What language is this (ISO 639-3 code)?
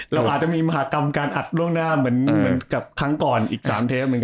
tha